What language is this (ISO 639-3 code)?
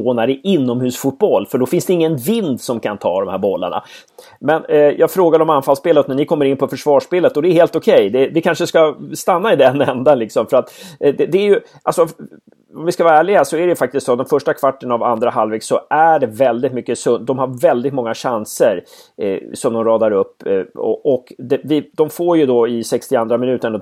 swe